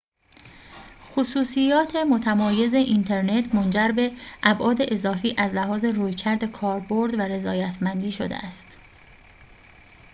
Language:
Persian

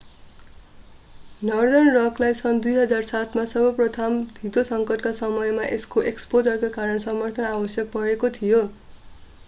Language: Nepali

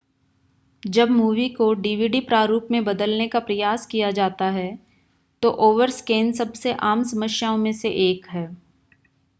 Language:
Hindi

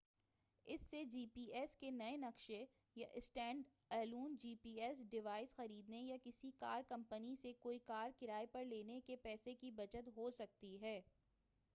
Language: Urdu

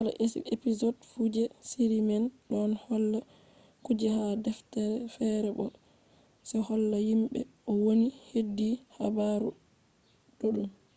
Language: Fula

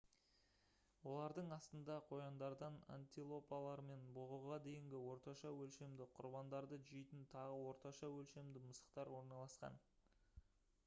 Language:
Kazakh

